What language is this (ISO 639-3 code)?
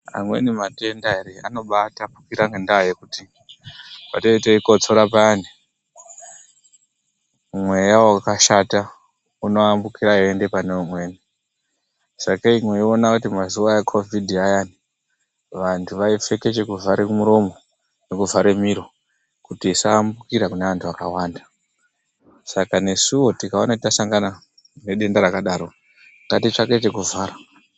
ndc